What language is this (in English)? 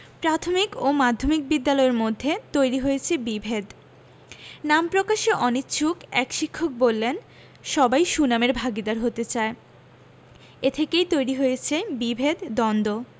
Bangla